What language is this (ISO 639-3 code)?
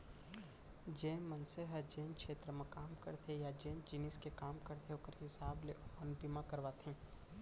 hne